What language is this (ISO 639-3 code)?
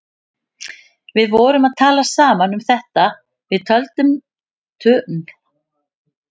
isl